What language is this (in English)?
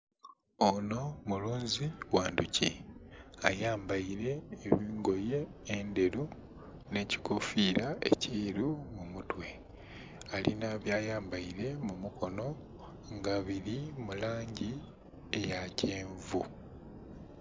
Soga